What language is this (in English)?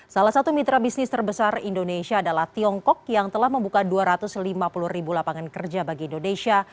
Indonesian